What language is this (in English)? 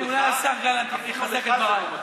Hebrew